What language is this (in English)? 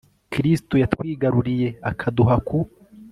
Kinyarwanda